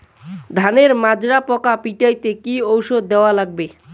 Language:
Bangla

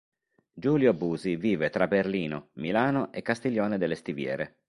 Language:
Italian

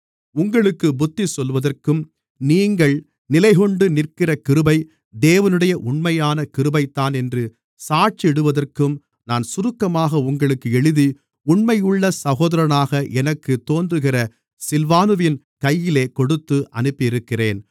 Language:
Tamil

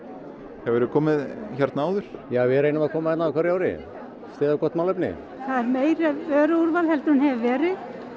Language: Icelandic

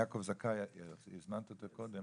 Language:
Hebrew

